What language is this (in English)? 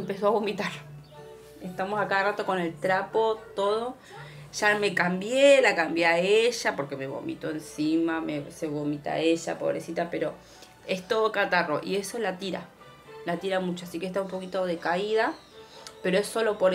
Spanish